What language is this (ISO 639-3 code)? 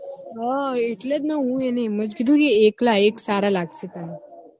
guj